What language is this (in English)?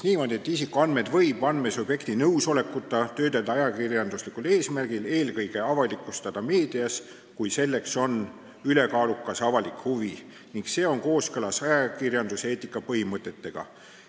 Estonian